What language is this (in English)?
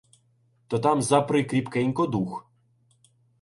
Ukrainian